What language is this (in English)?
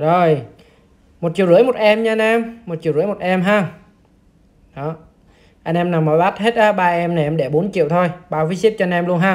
Vietnamese